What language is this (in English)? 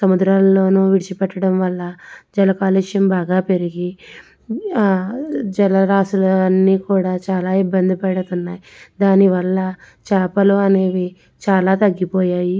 Telugu